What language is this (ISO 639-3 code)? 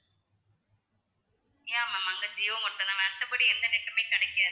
tam